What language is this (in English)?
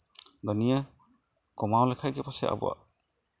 Santali